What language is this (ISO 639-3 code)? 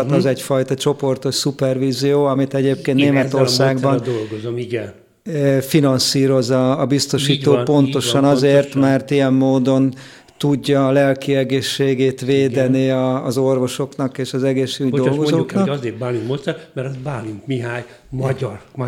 hun